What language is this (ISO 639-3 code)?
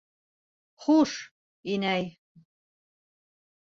bak